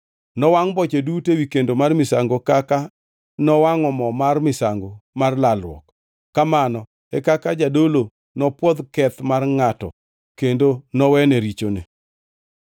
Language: Luo (Kenya and Tanzania)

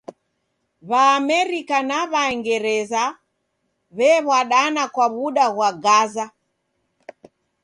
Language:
Taita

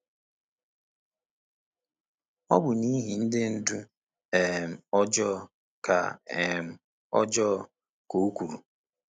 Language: Igbo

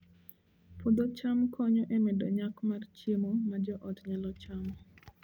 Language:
Luo (Kenya and Tanzania)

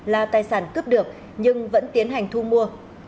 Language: Vietnamese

